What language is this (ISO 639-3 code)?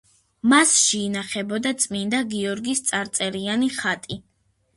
kat